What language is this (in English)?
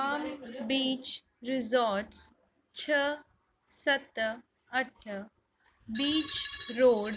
Sindhi